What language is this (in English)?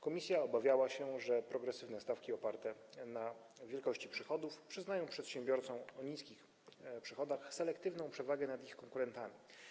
Polish